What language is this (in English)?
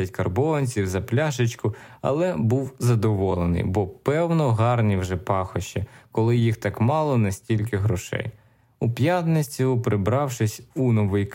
Ukrainian